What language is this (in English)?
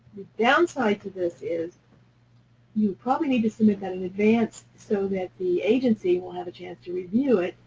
English